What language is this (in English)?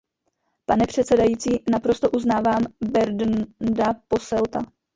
Czech